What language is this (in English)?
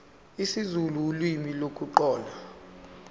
Zulu